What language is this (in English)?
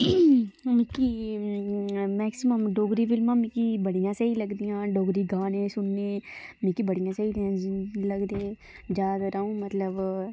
Dogri